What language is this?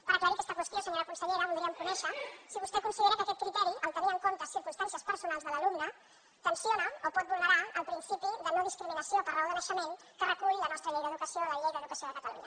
Catalan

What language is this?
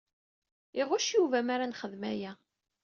Kabyle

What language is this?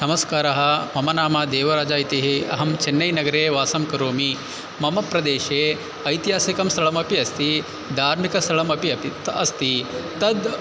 Sanskrit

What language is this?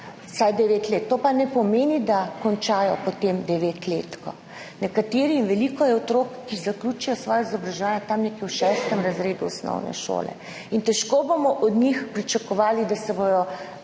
Slovenian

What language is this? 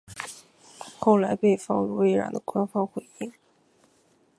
Chinese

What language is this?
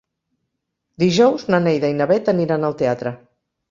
Catalan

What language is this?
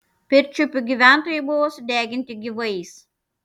Lithuanian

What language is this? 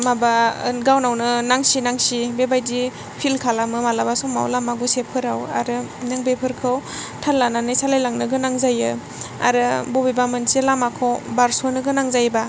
Bodo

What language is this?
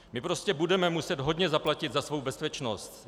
Czech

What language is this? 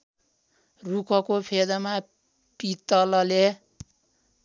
Nepali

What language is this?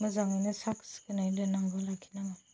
Bodo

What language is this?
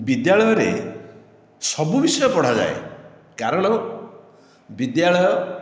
Odia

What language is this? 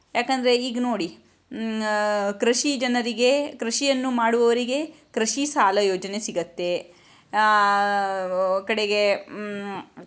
Kannada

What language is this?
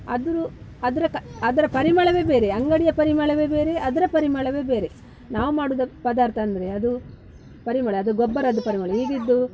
Kannada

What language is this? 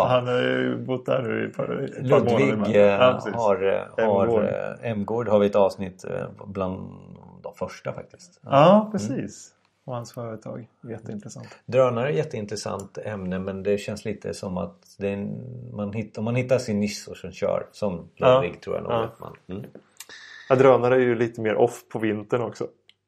Swedish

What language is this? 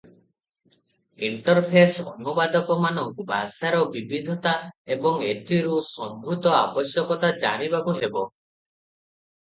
Odia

